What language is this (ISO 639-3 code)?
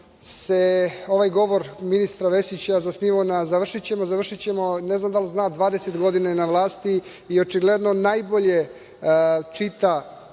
srp